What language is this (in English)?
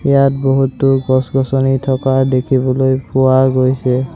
Assamese